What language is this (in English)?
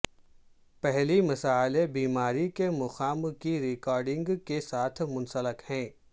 Urdu